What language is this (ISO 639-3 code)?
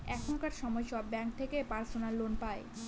ben